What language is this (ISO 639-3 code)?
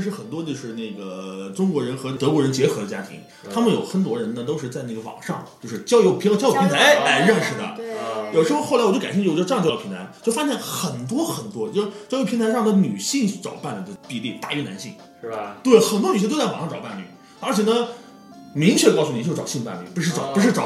zho